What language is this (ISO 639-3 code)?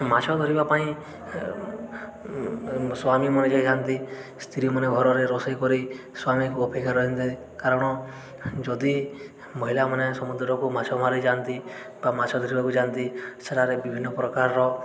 ori